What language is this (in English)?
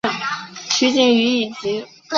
Chinese